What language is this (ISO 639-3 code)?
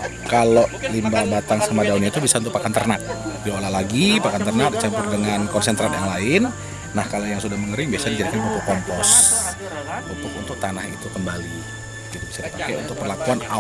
ind